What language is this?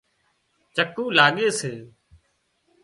Wadiyara Koli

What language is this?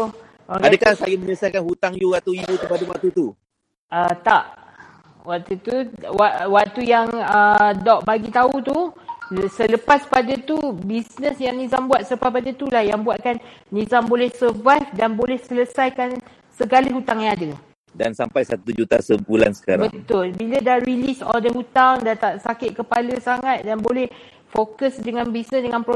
Malay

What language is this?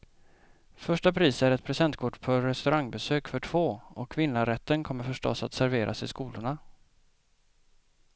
Swedish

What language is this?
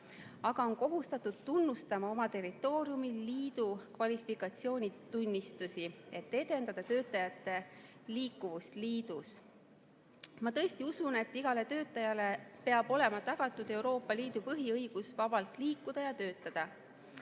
Estonian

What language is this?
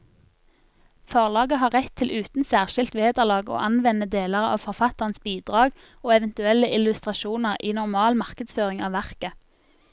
Norwegian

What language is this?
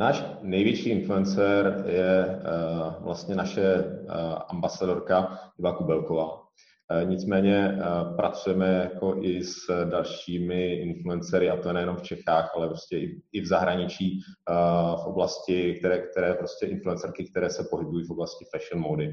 Czech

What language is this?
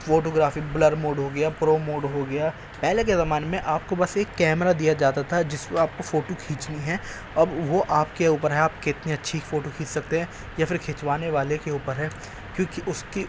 Urdu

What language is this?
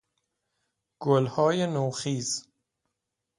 Persian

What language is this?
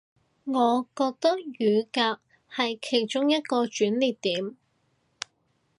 Cantonese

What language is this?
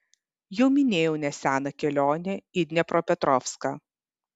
Lithuanian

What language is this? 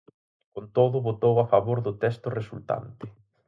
Galician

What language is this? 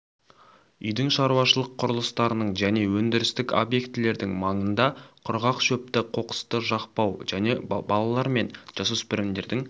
Kazakh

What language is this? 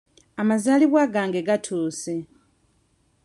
Ganda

